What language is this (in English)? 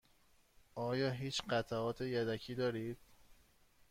Persian